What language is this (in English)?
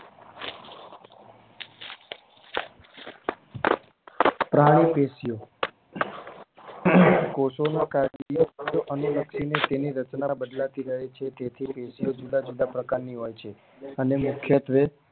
Gujarati